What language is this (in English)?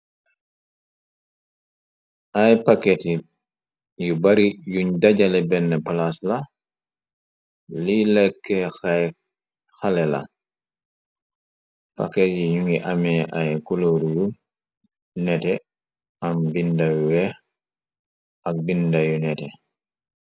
Wolof